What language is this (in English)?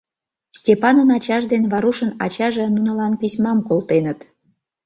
Mari